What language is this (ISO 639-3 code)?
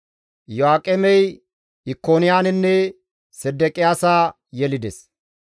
gmv